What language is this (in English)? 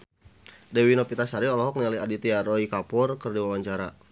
Sundanese